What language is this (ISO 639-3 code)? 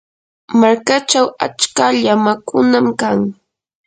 qur